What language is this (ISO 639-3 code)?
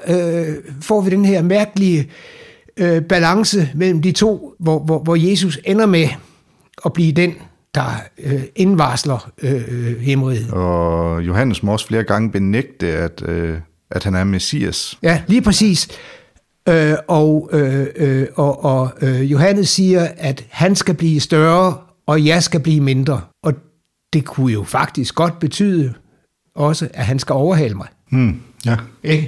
dan